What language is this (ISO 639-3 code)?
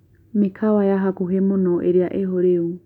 kik